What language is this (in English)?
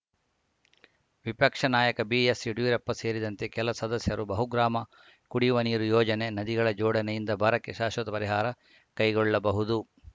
Kannada